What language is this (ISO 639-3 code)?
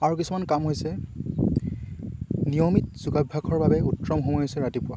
asm